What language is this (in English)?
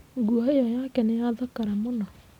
Kikuyu